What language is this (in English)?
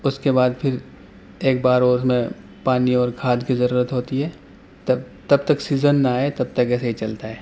Urdu